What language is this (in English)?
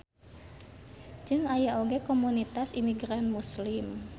Sundanese